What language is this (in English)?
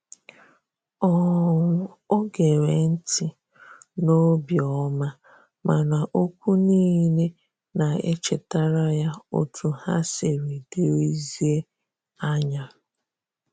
Igbo